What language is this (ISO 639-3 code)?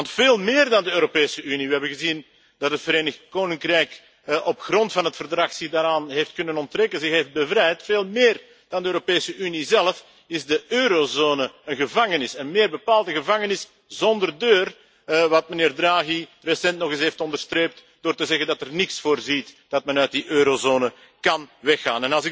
nld